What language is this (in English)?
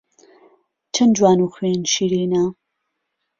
Central Kurdish